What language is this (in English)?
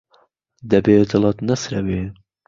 Central Kurdish